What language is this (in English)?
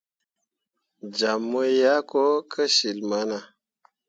Mundang